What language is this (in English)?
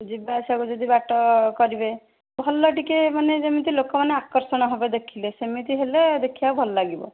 Odia